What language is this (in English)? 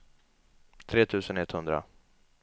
Swedish